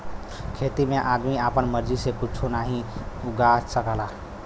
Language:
Bhojpuri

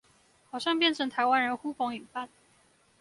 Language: Chinese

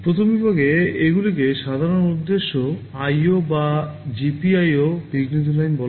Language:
Bangla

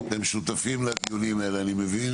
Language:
Hebrew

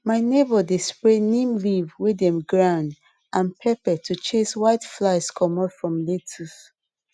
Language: Nigerian Pidgin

